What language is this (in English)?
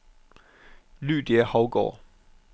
Danish